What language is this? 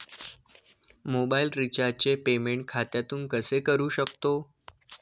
Marathi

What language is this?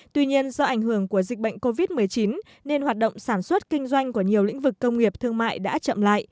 Vietnamese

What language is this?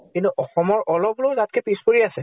Assamese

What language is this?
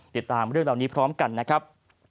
Thai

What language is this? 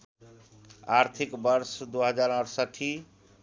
Nepali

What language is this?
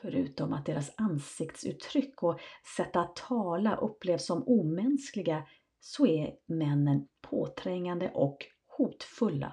Swedish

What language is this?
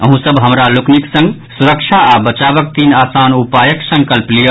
Maithili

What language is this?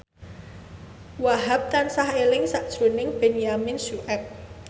Javanese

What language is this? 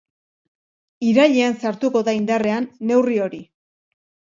Basque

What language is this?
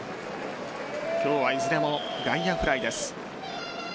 Japanese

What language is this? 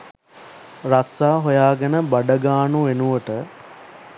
Sinhala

